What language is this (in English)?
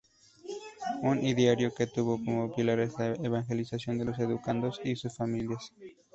Spanish